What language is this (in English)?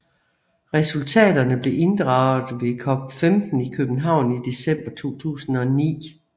Danish